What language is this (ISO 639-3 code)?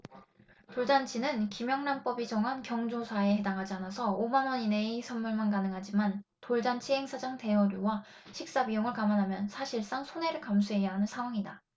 kor